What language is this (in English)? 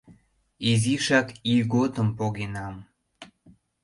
Mari